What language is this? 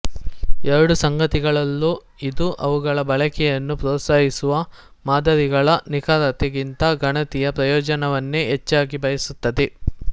Kannada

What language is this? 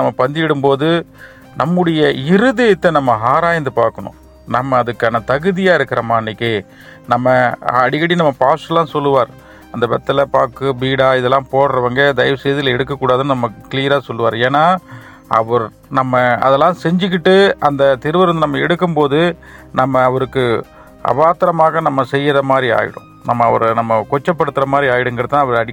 Tamil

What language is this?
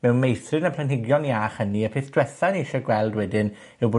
Welsh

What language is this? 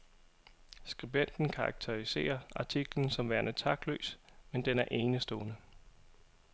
Danish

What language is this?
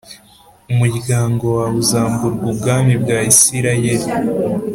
Kinyarwanda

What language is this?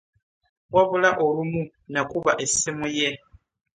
Ganda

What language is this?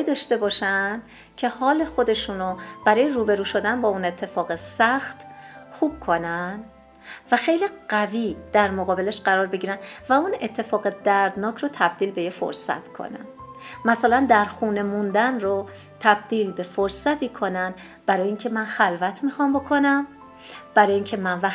Persian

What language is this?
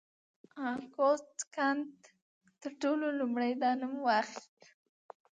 Pashto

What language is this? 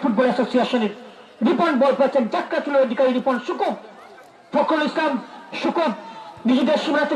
Bangla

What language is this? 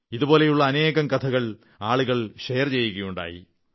Malayalam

